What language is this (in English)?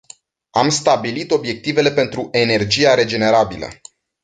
Romanian